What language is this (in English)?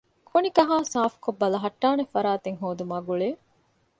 Divehi